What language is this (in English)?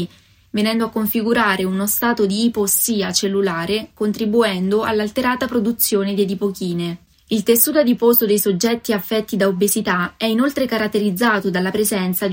Italian